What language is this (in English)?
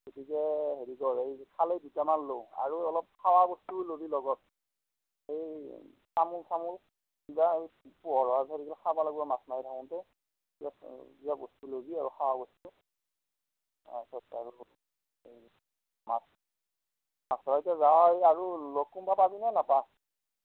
Assamese